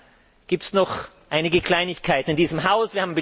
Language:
German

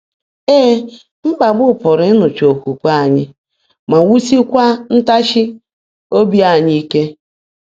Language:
Igbo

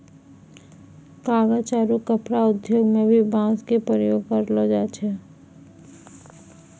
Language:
Maithili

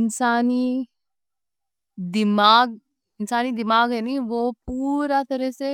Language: Deccan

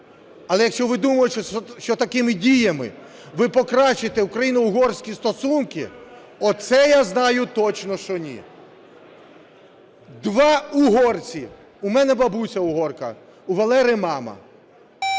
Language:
Ukrainian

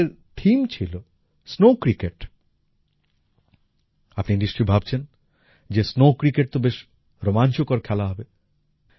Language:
Bangla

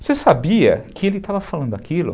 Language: Portuguese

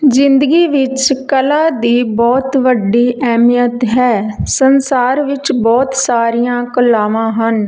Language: Punjabi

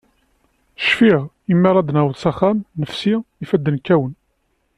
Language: Kabyle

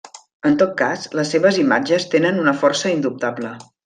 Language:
Catalan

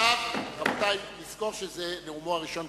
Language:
Hebrew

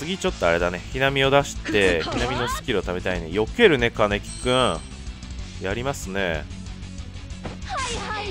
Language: Japanese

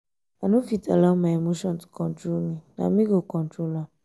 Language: Nigerian Pidgin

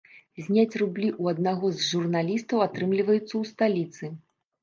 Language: Belarusian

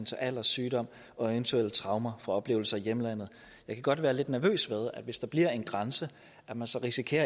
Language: Danish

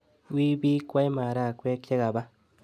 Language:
Kalenjin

